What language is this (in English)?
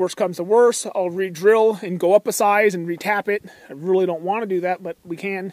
English